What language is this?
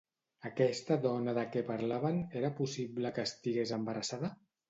Catalan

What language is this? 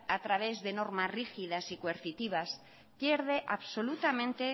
Spanish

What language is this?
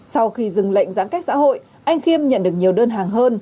Vietnamese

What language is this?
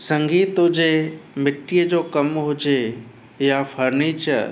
Sindhi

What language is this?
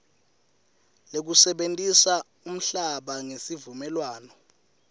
Swati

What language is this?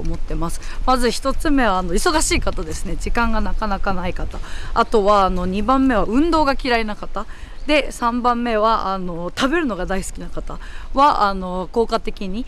Japanese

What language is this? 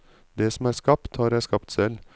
Norwegian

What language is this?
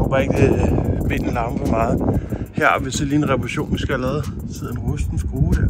Danish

